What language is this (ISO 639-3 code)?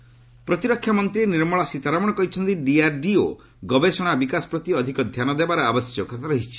ori